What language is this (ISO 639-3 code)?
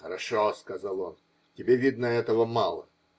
rus